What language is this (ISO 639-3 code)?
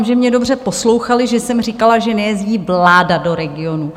ces